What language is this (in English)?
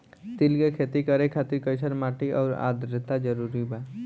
Bhojpuri